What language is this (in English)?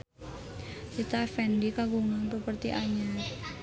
Sundanese